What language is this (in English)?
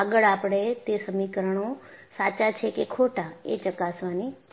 Gujarati